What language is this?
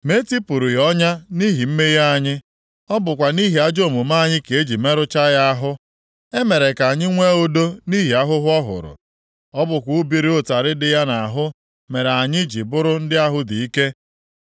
Igbo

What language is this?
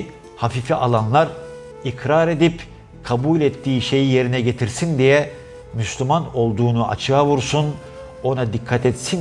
Turkish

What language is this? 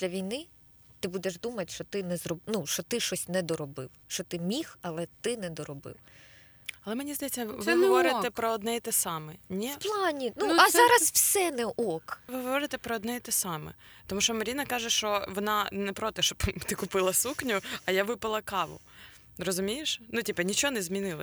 Ukrainian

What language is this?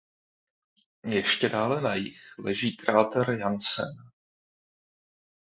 Czech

